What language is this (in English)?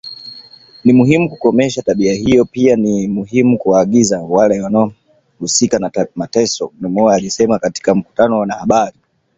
Swahili